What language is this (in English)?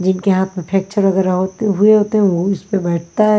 Hindi